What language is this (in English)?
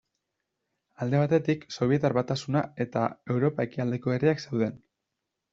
Basque